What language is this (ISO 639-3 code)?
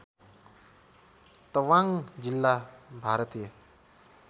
nep